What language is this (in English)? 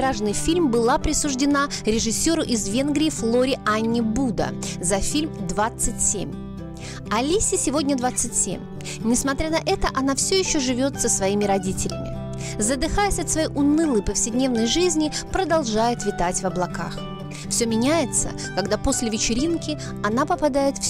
Russian